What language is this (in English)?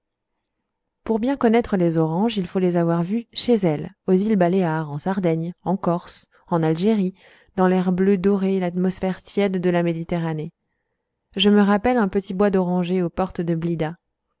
French